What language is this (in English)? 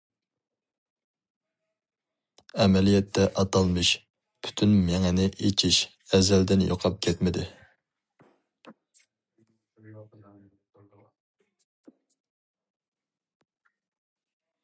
Uyghur